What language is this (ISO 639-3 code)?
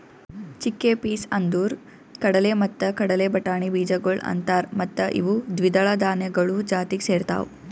kan